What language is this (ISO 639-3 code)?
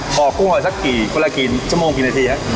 tha